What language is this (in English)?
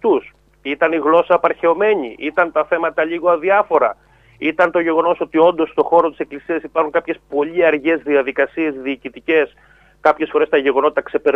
Greek